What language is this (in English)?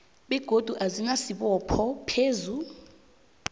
South Ndebele